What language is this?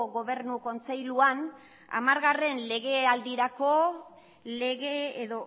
Basque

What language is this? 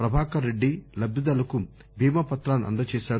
Telugu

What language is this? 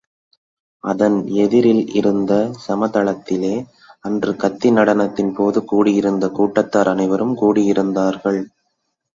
Tamil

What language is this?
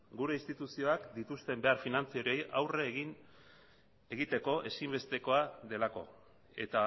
Basque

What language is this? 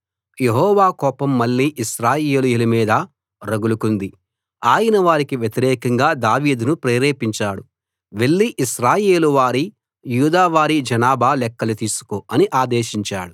Telugu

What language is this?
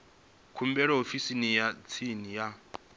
Venda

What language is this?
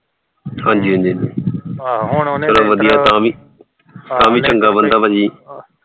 Punjabi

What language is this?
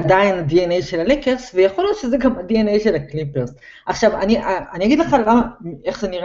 Hebrew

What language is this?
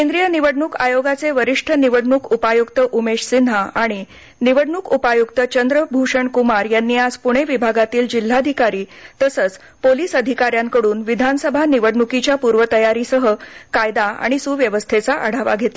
Marathi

